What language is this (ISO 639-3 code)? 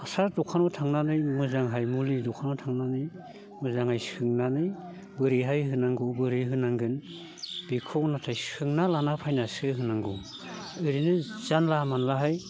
brx